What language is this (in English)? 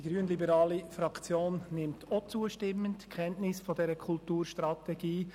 Swiss German